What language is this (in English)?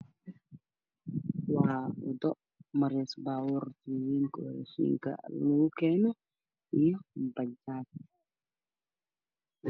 Somali